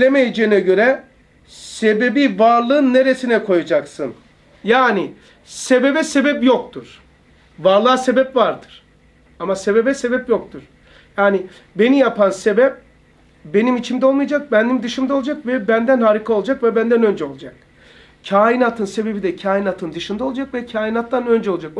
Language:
Turkish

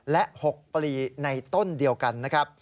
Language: Thai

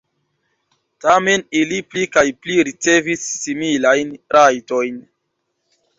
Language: Esperanto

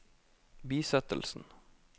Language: Norwegian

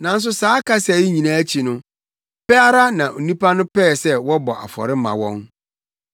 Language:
Akan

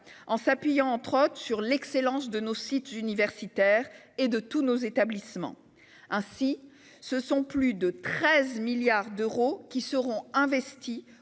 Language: French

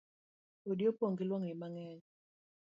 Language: Luo (Kenya and Tanzania)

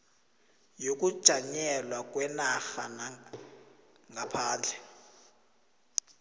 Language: South Ndebele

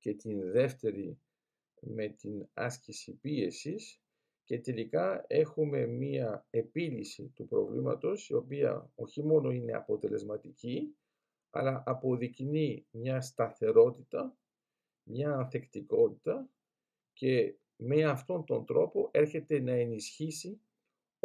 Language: Greek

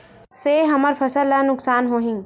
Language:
Chhattisgarhi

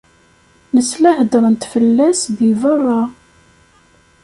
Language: Kabyle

